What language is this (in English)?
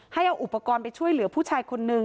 Thai